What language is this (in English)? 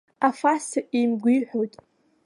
Abkhazian